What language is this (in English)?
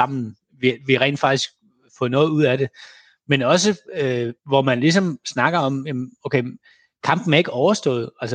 Danish